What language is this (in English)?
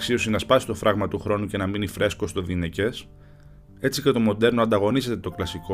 Greek